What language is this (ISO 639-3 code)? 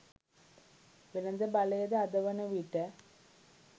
sin